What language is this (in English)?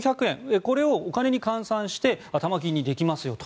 Japanese